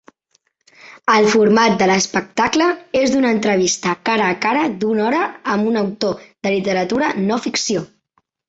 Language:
Catalan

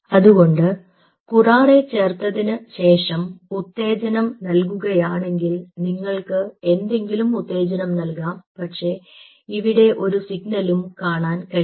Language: Malayalam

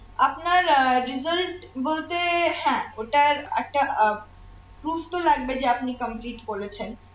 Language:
Bangla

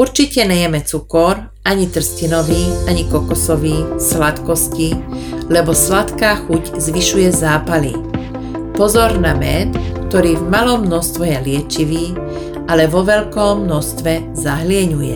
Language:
Slovak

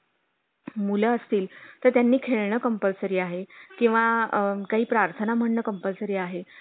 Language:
Marathi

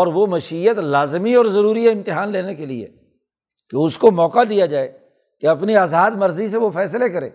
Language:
Urdu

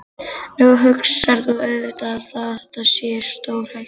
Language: Icelandic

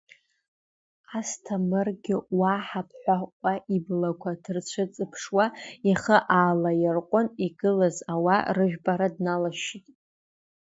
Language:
Abkhazian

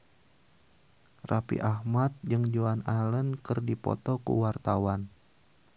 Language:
Sundanese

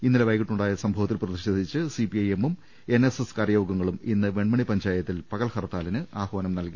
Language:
Malayalam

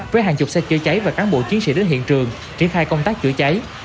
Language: Vietnamese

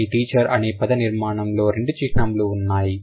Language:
Telugu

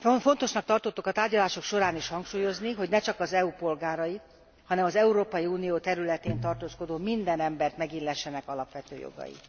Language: Hungarian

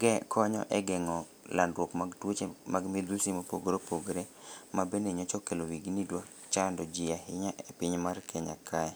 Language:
Luo (Kenya and Tanzania)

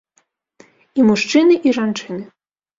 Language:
Belarusian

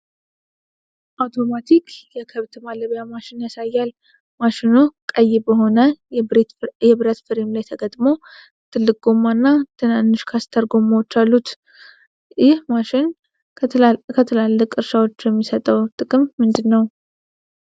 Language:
Amharic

